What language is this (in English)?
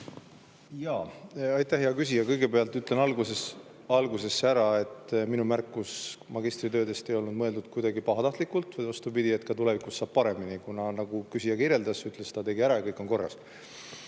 Estonian